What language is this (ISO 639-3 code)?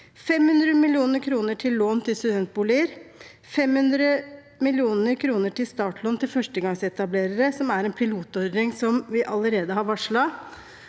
nor